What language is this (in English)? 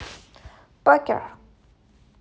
Russian